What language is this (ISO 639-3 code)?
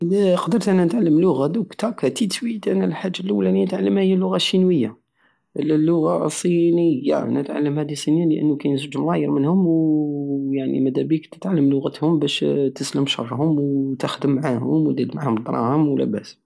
aao